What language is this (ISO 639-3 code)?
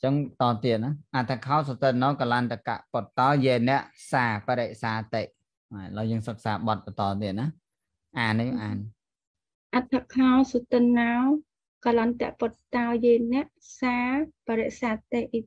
vie